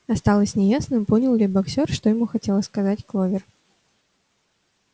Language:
Russian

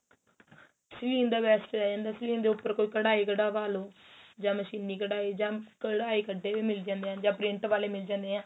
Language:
Punjabi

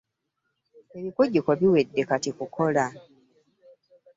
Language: Ganda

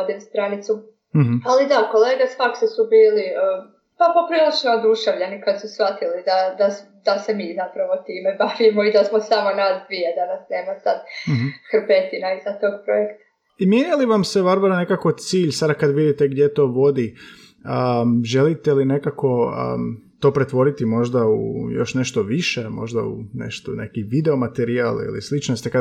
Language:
Croatian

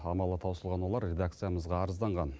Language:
Kazakh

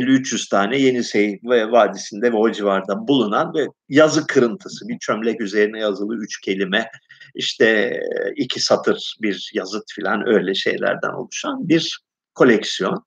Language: Turkish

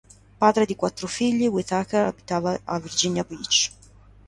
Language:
Italian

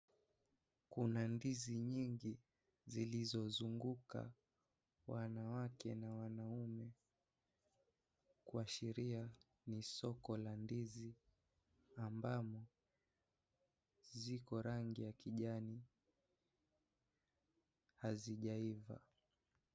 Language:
Swahili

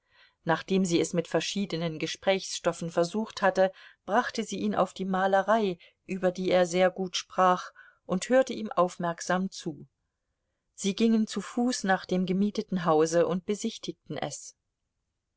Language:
German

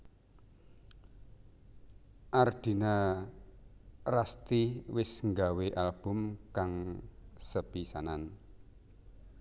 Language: Javanese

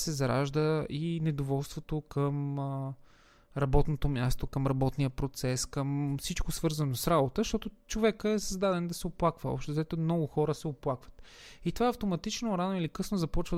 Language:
Bulgarian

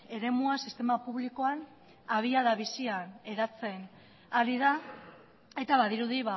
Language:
Basque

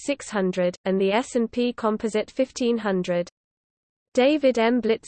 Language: English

